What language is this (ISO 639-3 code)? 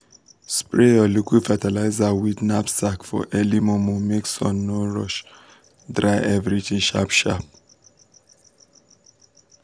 pcm